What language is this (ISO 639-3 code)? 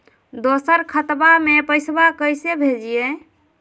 mag